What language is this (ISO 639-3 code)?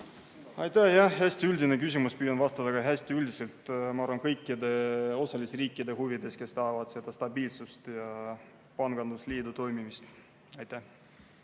est